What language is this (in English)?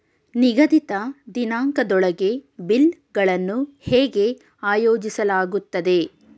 Kannada